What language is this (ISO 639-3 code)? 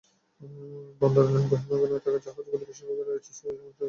ben